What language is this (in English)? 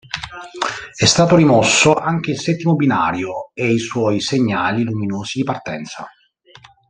Italian